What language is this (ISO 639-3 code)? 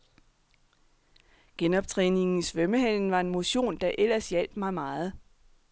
dan